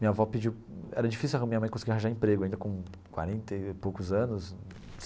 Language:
Portuguese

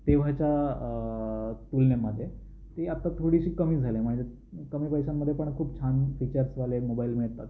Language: Marathi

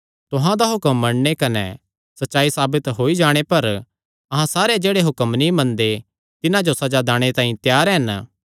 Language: Kangri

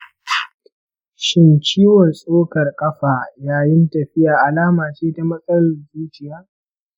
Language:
Hausa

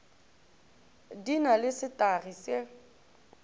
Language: Northern Sotho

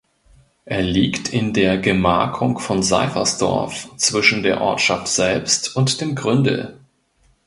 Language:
German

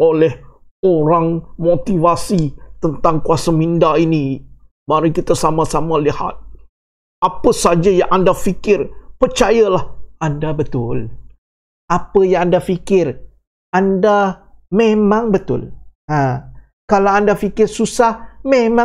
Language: Malay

